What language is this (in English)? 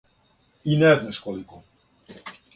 Serbian